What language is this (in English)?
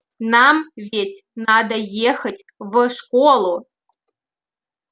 Russian